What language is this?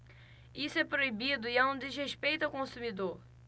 Portuguese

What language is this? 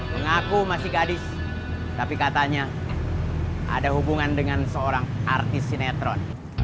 Indonesian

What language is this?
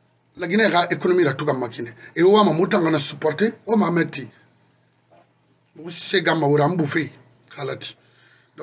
French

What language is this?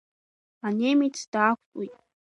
Abkhazian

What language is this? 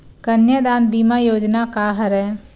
Chhattisgarhi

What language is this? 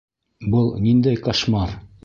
Bashkir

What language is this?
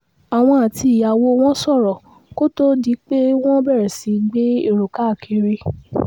Yoruba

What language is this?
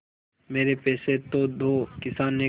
Hindi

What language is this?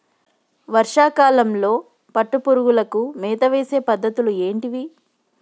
Telugu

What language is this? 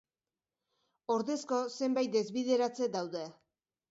Basque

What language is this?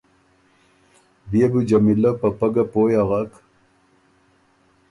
Ormuri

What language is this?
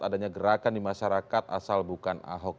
Indonesian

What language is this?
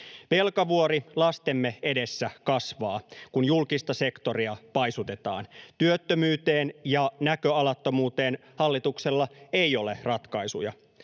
Finnish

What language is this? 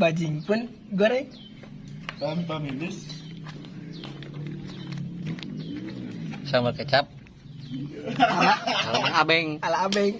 Indonesian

